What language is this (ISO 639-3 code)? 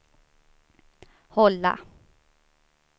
swe